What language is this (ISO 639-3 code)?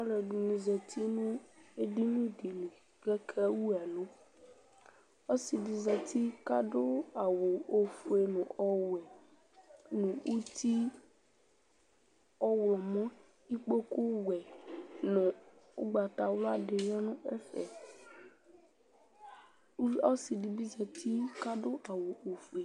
kpo